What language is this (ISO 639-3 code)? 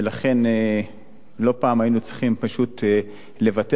heb